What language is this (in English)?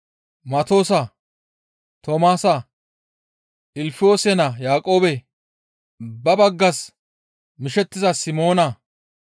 Gamo